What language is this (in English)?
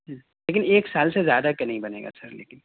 Urdu